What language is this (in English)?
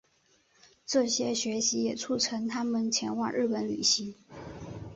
Chinese